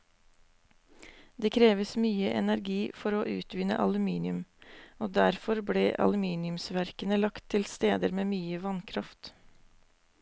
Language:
Norwegian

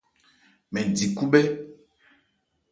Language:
Ebrié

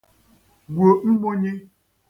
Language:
Igbo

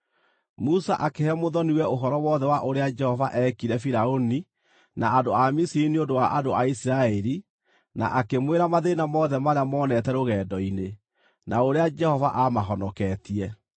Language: Kikuyu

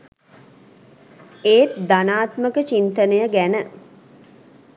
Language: Sinhala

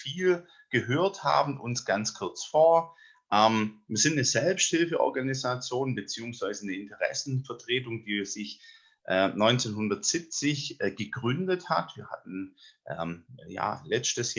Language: German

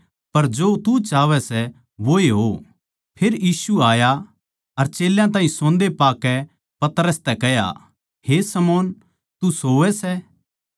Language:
Haryanvi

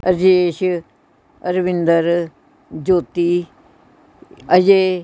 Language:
Punjabi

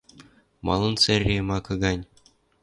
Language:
Western Mari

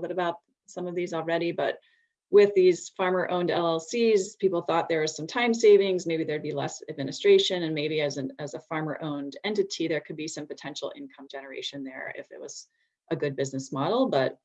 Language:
English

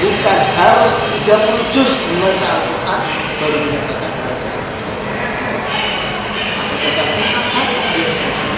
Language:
Indonesian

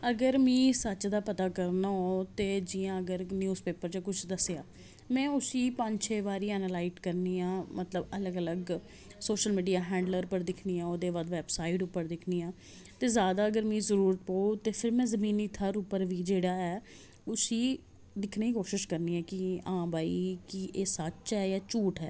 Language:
Dogri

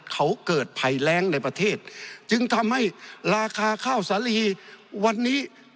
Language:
Thai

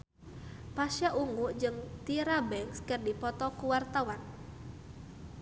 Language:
Sundanese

